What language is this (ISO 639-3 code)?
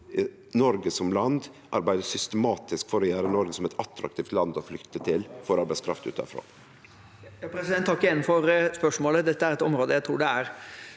nor